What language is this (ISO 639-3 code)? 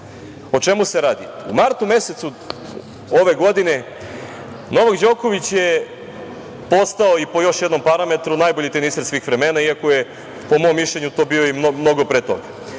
srp